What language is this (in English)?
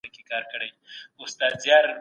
Pashto